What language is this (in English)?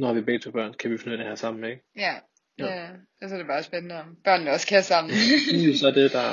Danish